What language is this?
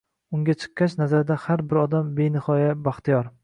Uzbek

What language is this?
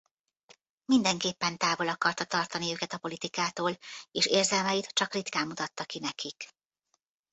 Hungarian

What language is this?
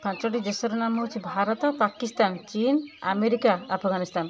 Odia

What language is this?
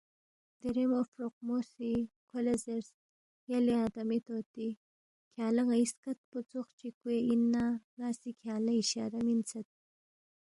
Balti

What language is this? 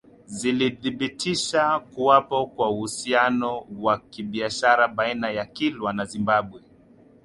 Swahili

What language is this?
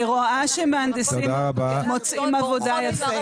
Hebrew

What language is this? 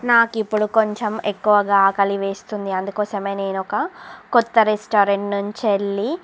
Telugu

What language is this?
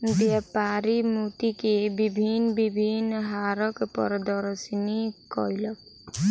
Maithili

